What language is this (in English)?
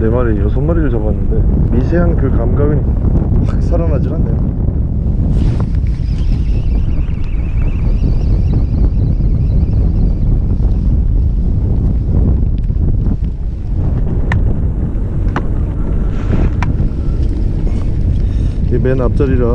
Korean